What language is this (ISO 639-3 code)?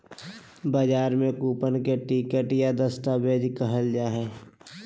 mag